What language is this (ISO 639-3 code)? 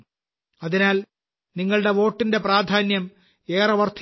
mal